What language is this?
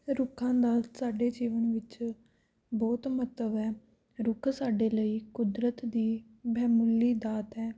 Punjabi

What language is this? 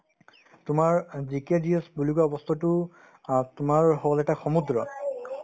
Assamese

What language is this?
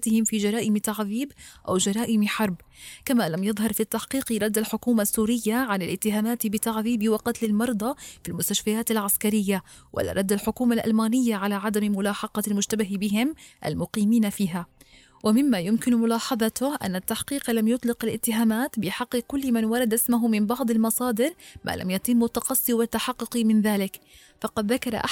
Arabic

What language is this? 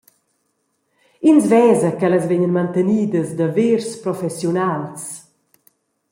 Romansh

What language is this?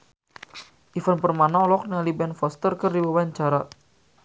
Sundanese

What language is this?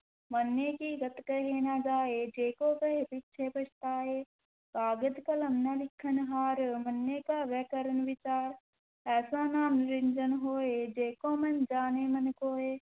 Punjabi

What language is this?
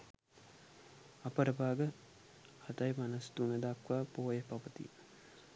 Sinhala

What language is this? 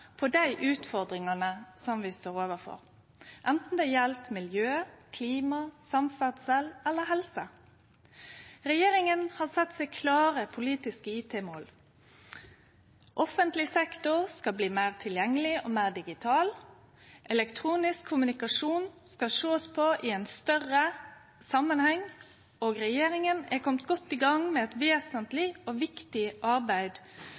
Norwegian Nynorsk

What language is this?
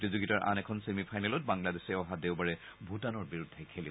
Assamese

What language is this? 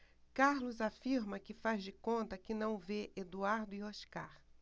Portuguese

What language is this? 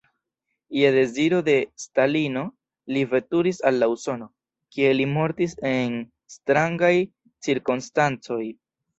Esperanto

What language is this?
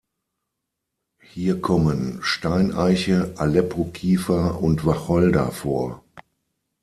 German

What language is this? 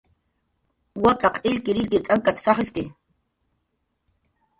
Jaqaru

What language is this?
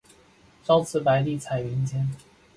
Chinese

